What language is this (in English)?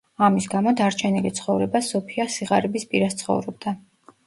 Georgian